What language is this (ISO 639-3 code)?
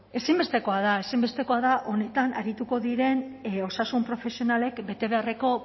eus